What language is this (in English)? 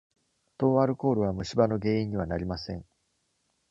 Japanese